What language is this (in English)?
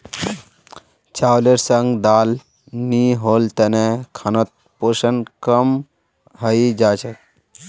Magahi